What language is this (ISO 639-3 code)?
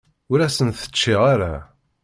kab